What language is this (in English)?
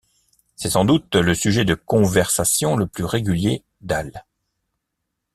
French